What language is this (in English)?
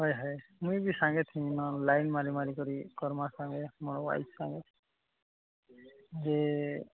Odia